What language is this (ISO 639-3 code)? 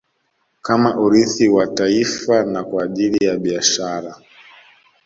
swa